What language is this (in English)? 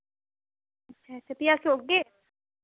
Dogri